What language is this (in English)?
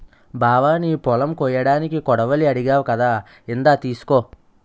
Telugu